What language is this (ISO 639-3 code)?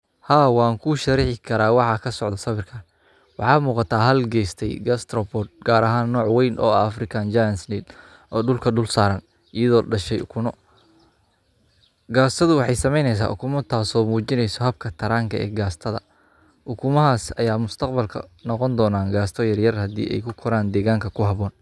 som